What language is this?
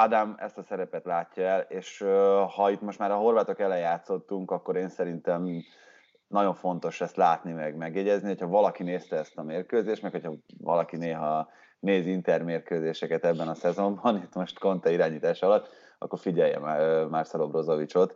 Hungarian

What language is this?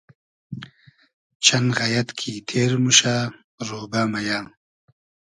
Hazaragi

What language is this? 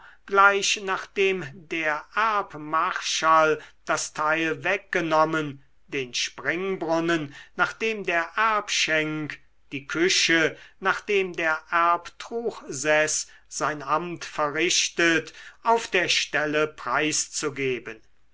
German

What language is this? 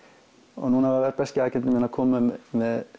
Icelandic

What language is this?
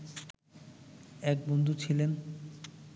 Bangla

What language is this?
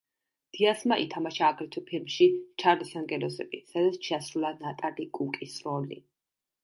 Georgian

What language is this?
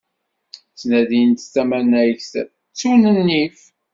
Kabyle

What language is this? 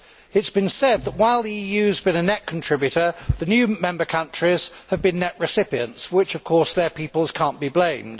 English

